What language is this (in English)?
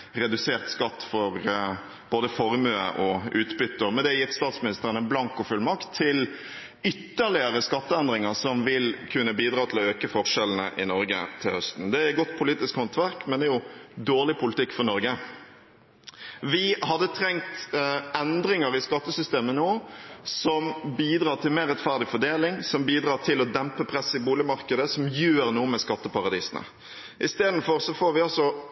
Norwegian Bokmål